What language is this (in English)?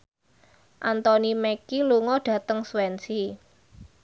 Javanese